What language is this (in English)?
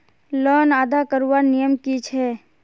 Magahi